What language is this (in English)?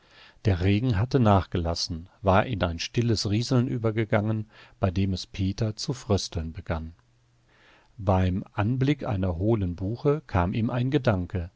German